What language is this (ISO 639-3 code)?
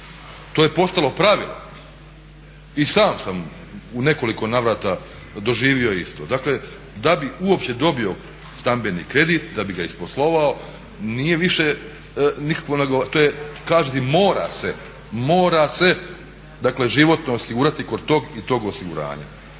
hrv